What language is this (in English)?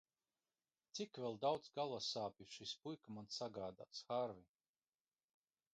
Latvian